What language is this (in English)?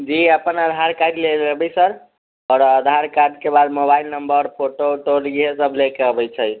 Maithili